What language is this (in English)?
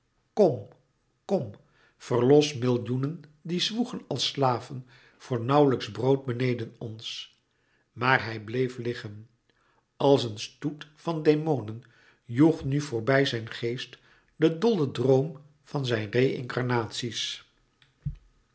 Dutch